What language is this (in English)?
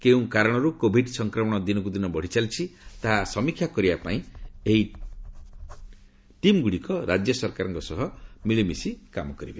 Odia